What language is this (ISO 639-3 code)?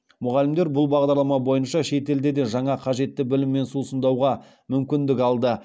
kaz